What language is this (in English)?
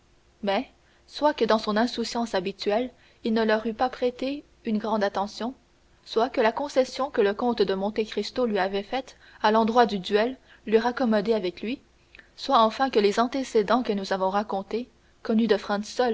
French